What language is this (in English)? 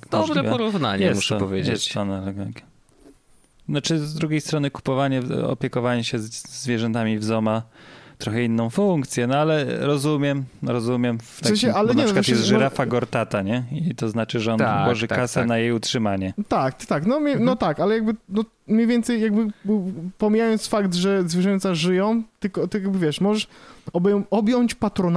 Polish